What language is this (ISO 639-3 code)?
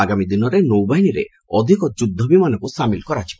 ori